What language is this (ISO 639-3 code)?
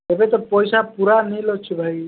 ori